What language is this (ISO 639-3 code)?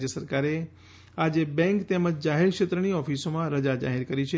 guj